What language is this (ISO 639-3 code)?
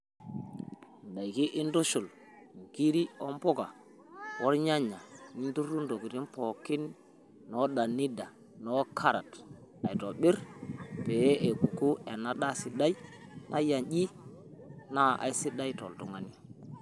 mas